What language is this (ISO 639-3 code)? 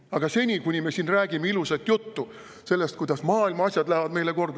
est